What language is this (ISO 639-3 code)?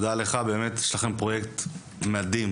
heb